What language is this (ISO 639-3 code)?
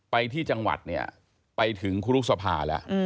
tha